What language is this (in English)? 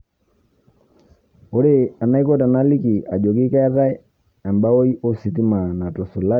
Masai